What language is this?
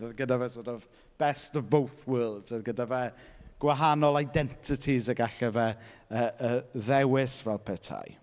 Welsh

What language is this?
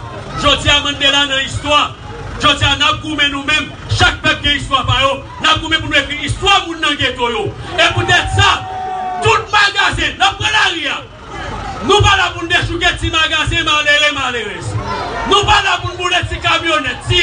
French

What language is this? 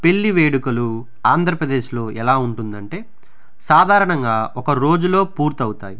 Telugu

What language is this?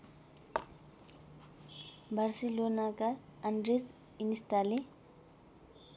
Nepali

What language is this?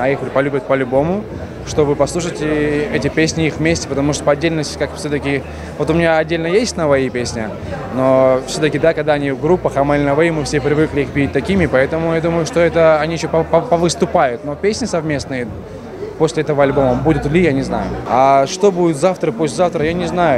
Russian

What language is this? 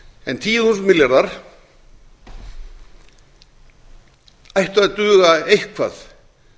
Icelandic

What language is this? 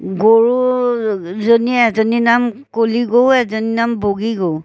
Assamese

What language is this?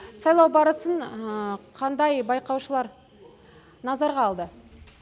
Kazakh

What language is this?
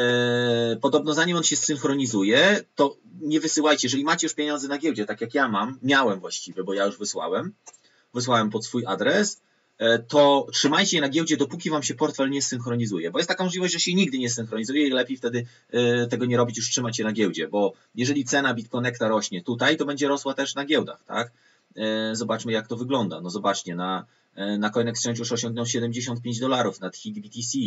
Polish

